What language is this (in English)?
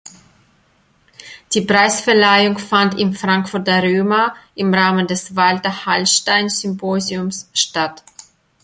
German